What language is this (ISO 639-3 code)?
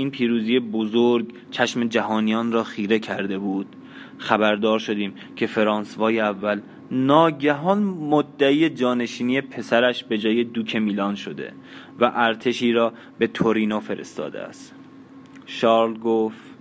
fas